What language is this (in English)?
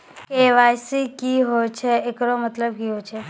Maithili